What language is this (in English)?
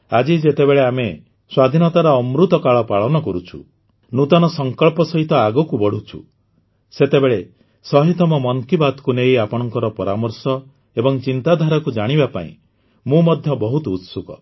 Odia